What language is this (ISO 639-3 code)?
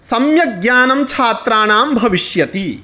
san